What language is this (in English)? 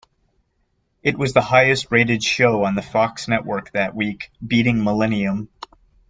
English